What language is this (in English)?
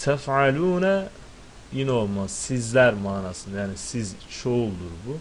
Turkish